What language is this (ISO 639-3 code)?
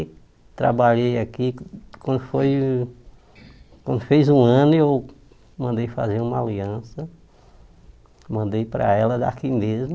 por